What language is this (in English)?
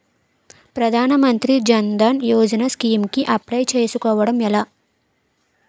Telugu